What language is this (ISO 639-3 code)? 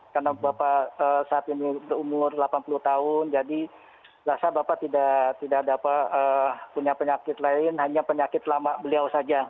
ind